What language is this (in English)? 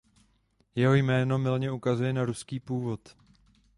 Czech